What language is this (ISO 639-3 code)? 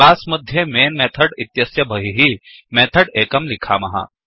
san